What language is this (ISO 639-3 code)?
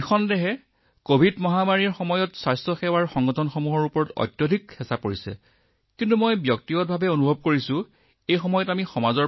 asm